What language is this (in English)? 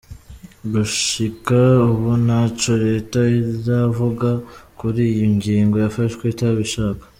Kinyarwanda